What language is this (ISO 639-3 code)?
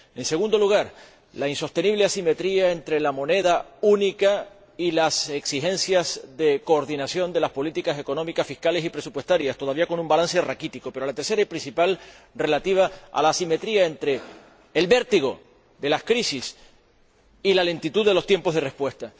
spa